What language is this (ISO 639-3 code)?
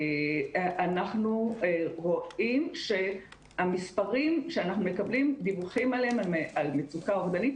heb